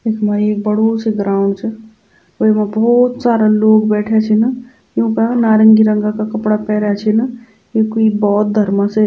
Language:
Garhwali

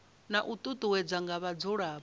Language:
Venda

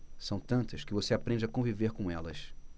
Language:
Portuguese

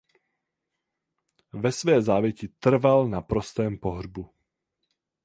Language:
Czech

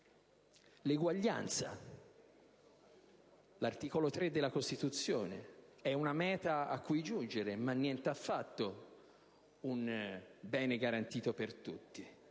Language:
Italian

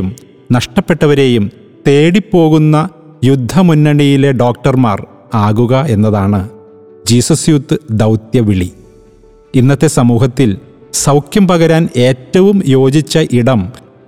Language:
Malayalam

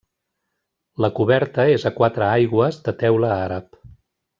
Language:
Catalan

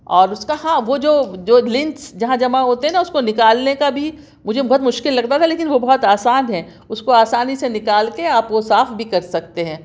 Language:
Urdu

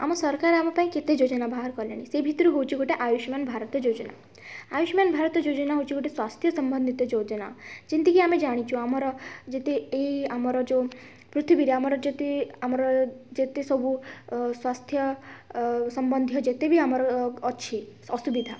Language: Odia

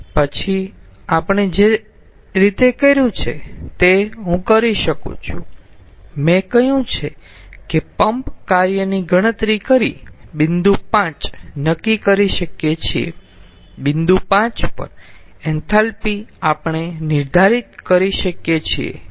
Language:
Gujarati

